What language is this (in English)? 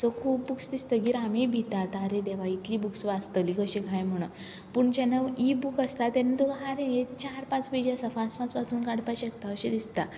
Konkani